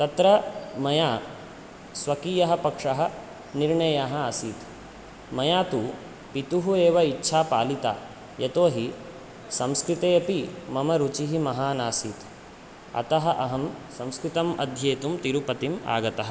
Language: Sanskrit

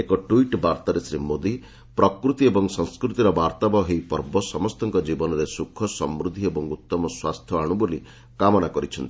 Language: Odia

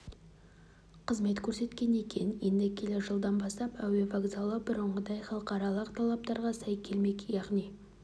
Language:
Kazakh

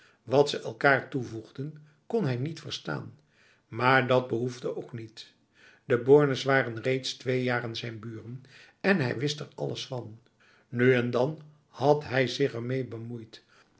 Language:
Dutch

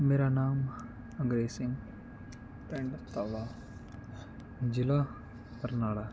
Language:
Punjabi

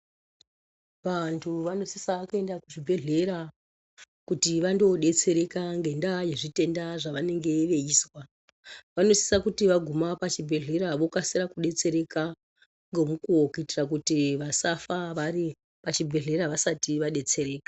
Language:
Ndau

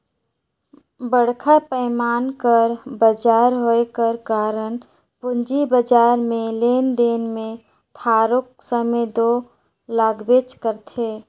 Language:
Chhattisgarhi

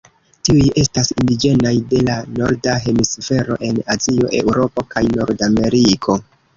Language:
Esperanto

